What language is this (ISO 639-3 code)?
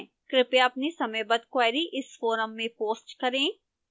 hin